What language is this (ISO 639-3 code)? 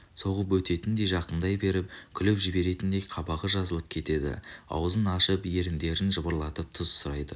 kaz